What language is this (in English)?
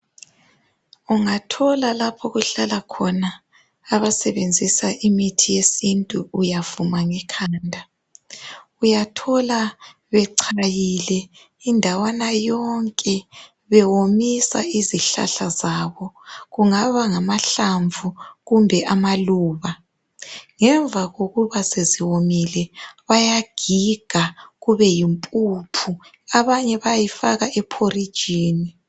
North Ndebele